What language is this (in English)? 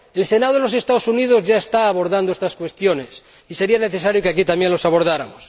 Spanish